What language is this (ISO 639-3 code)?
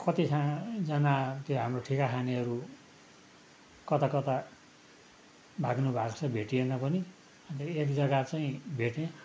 nep